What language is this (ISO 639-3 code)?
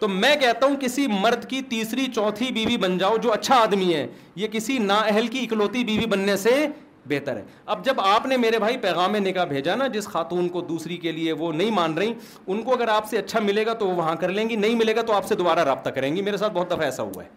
urd